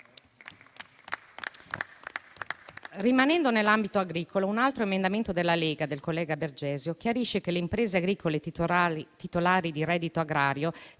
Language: Italian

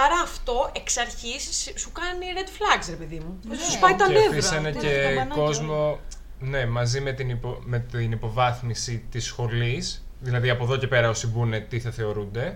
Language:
Greek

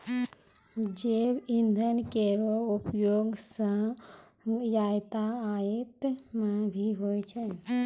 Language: Maithili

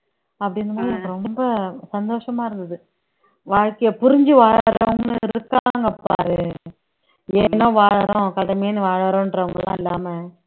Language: Tamil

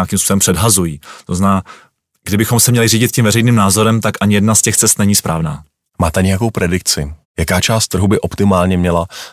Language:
Czech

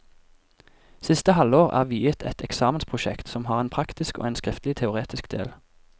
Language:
Norwegian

